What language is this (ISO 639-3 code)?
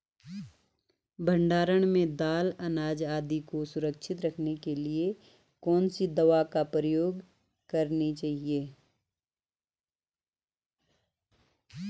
hin